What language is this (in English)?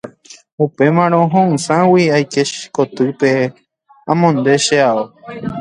Guarani